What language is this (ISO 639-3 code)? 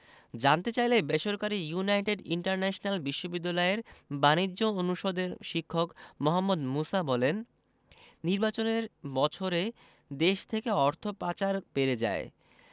ben